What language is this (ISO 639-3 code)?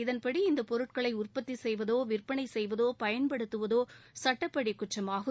tam